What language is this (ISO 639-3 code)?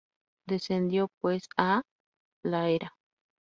spa